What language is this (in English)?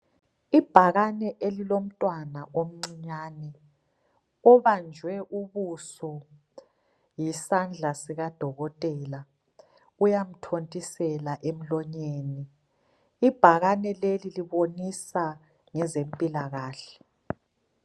North Ndebele